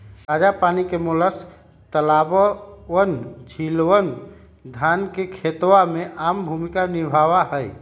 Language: Magahi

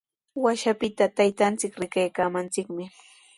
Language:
Sihuas Ancash Quechua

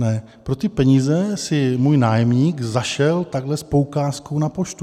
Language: Czech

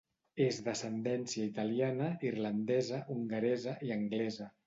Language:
Catalan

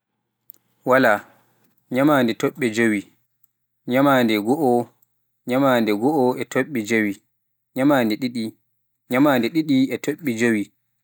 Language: Pular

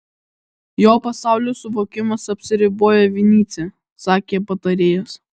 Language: Lithuanian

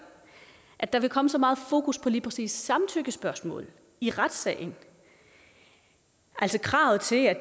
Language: Danish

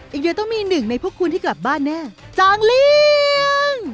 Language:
Thai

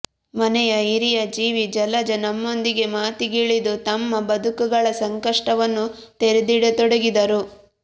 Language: Kannada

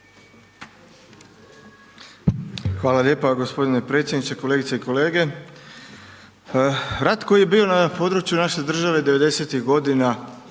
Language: Croatian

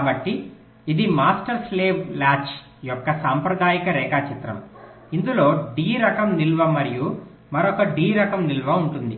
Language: Telugu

